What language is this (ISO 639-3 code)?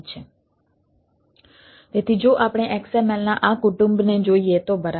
guj